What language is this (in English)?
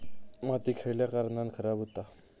Marathi